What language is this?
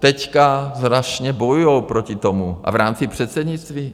Czech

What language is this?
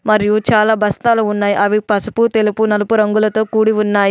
Telugu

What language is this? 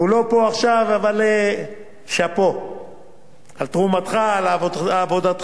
Hebrew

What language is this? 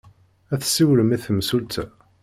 Kabyle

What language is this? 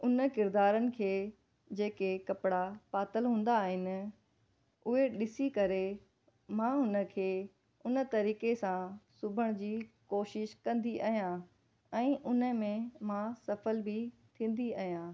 Sindhi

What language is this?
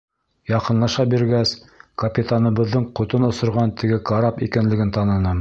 Bashkir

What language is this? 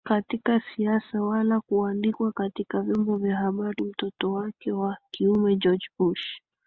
Swahili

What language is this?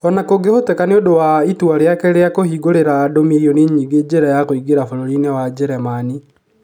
Kikuyu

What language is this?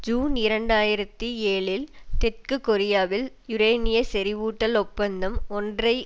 Tamil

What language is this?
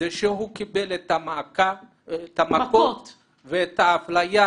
Hebrew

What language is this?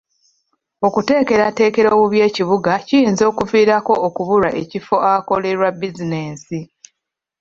Ganda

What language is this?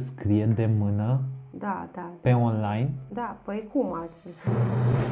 Romanian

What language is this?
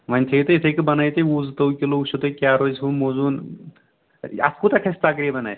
Kashmiri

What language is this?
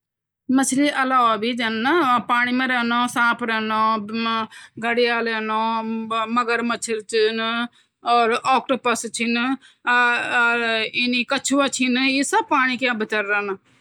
Garhwali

